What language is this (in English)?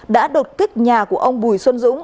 Vietnamese